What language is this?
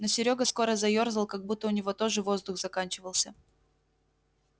Russian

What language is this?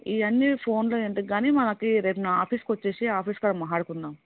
Telugu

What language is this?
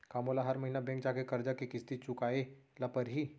Chhattisgarhi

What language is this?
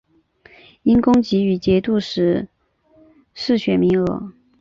Chinese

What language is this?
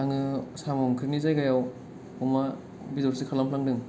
Bodo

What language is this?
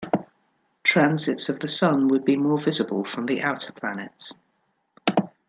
English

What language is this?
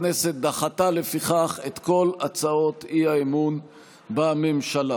Hebrew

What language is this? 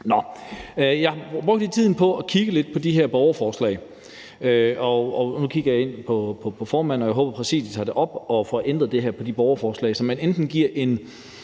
Danish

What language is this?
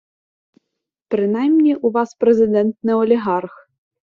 Ukrainian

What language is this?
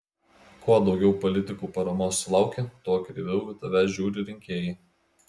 Lithuanian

